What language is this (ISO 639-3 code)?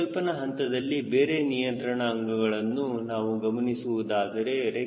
kan